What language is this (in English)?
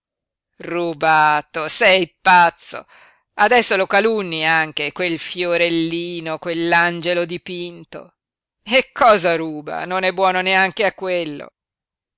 Italian